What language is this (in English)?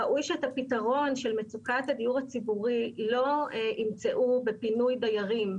Hebrew